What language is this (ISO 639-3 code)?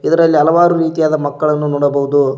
kan